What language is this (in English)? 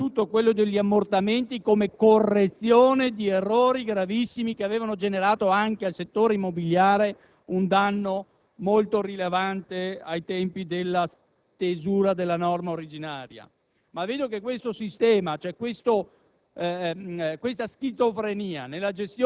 Italian